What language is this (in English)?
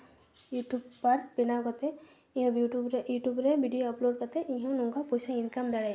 Santali